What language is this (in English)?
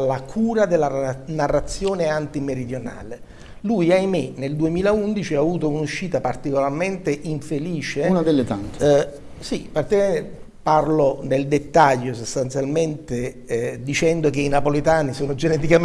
Italian